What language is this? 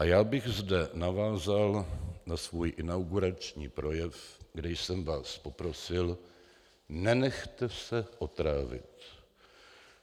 Czech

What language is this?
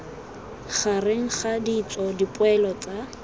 Tswana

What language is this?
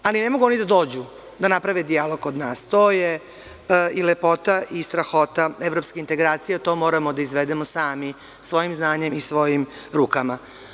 Serbian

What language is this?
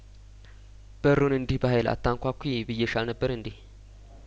Amharic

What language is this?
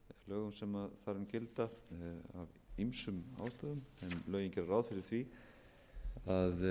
Icelandic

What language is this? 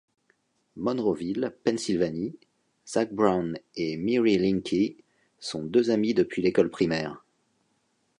French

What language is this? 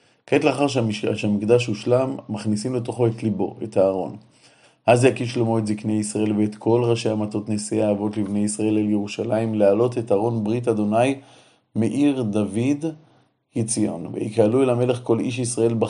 Hebrew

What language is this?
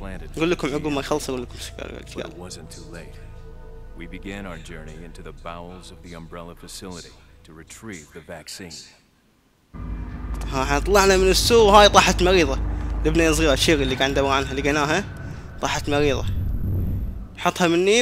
Arabic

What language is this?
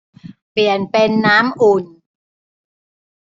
Thai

